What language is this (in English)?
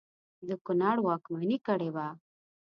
Pashto